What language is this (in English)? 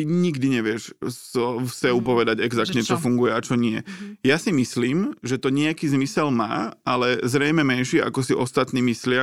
Slovak